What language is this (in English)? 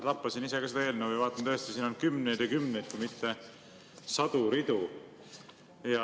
Estonian